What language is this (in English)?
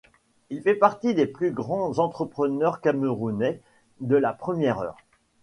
French